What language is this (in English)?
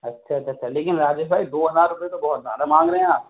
Urdu